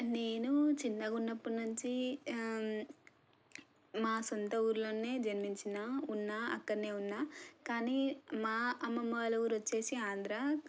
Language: Telugu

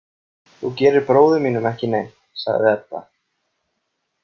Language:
Icelandic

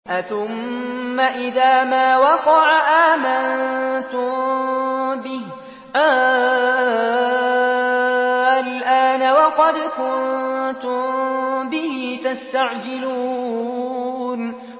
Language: Arabic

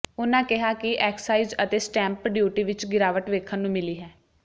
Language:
Punjabi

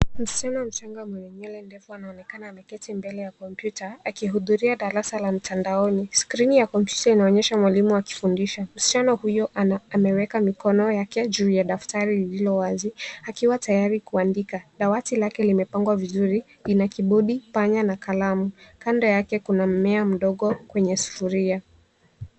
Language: Swahili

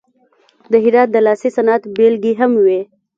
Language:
Pashto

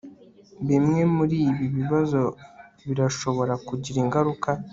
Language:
Kinyarwanda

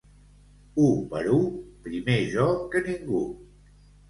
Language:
Catalan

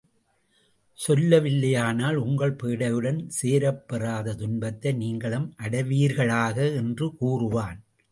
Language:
Tamil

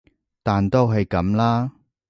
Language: Cantonese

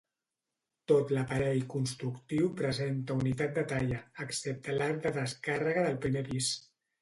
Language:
Catalan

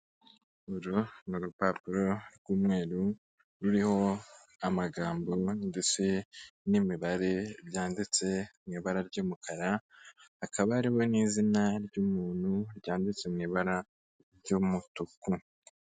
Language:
Kinyarwanda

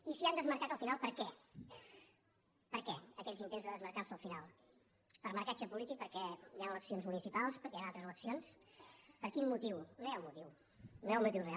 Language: Catalan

